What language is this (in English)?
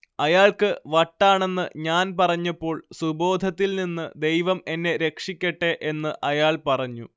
Malayalam